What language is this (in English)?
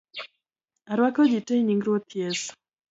Luo (Kenya and Tanzania)